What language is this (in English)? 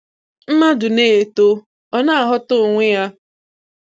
Igbo